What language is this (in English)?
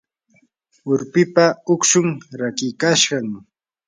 Yanahuanca Pasco Quechua